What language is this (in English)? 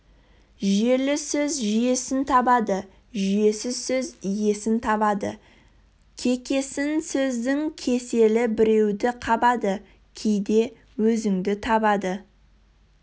Kazakh